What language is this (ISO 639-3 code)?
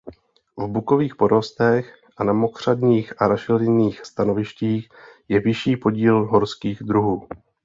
ces